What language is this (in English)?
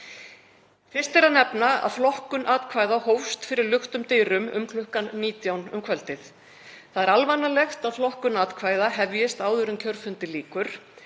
Icelandic